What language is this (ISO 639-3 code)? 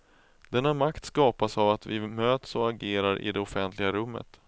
swe